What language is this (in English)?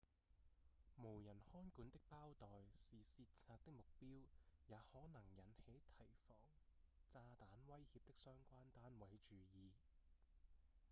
Cantonese